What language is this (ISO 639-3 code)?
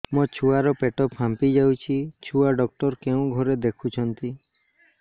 ori